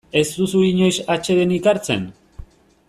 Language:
Basque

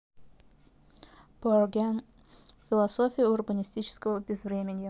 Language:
Russian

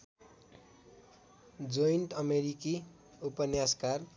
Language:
Nepali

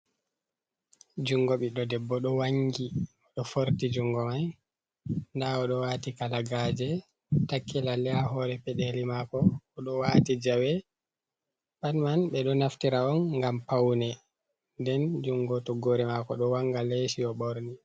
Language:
Fula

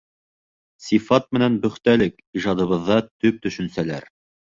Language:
Bashkir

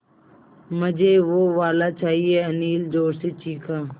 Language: Hindi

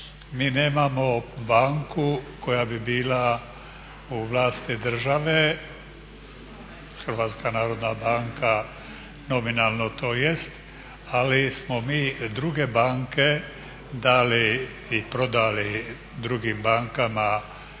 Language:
Croatian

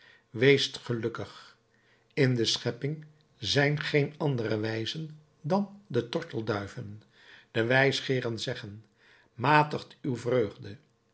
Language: Dutch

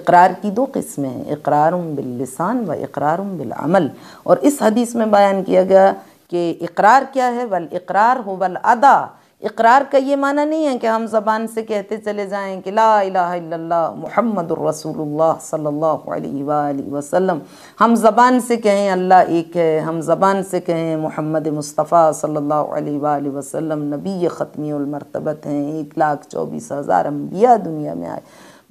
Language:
Arabic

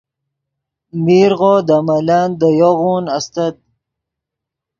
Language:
Yidgha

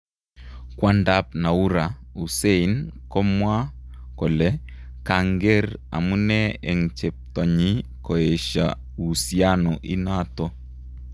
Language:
Kalenjin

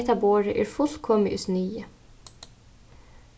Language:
Faroese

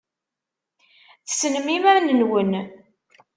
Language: Kabyle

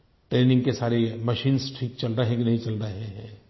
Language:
Hindi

